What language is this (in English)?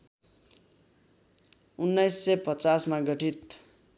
Nepali